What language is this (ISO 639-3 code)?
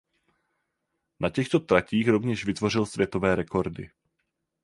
ces